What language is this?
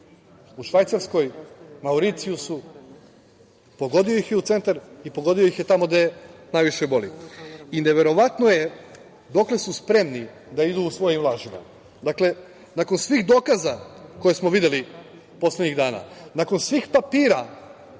Serbian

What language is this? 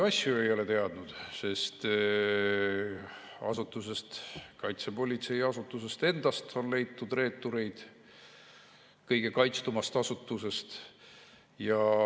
Estonian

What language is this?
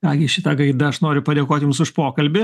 Lithuanian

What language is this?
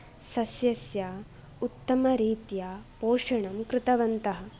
Sanskrit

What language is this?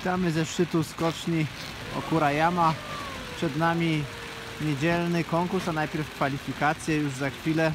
Polish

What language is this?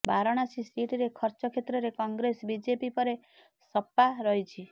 Odia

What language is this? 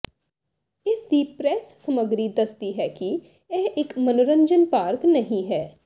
Punjabi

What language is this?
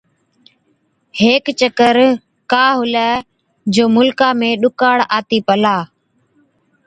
Od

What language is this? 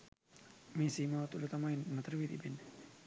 Sinhala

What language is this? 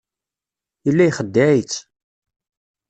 Kabyle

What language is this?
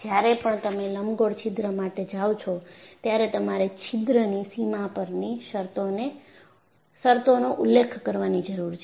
Gujarati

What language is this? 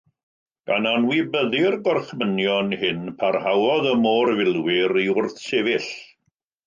Welsh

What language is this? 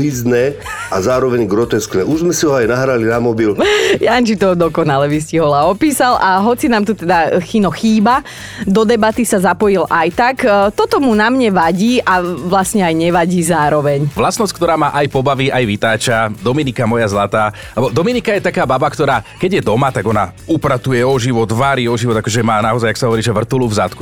Slovak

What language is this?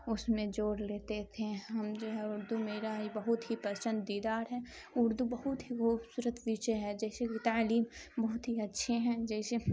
Urdu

